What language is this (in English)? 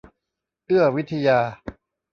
Thai